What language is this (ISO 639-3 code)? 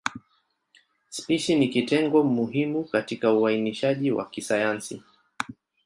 swa